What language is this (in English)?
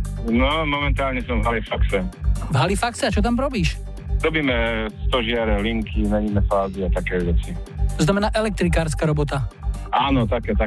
Slovak